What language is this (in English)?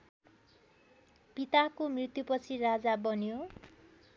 Nepali